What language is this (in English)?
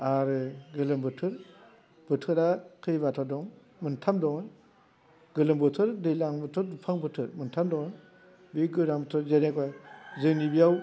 Bodo